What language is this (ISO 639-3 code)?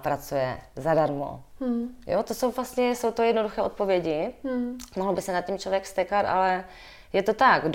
ces